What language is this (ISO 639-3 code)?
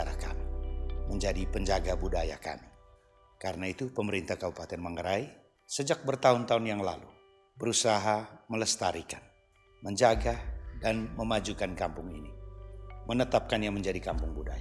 ind